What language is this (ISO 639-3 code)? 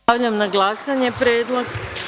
srp